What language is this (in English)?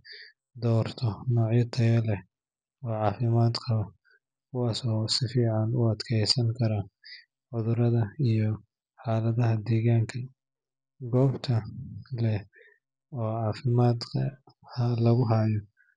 Somali